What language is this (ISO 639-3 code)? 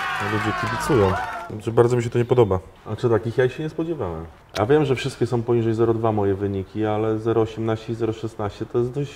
pol